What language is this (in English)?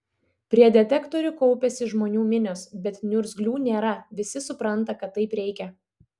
Lithuanian